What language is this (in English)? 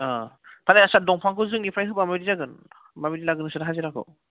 Bodo